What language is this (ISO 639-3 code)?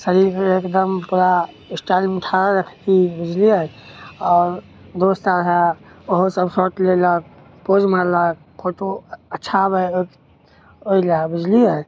mai